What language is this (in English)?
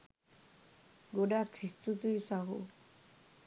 Sinhala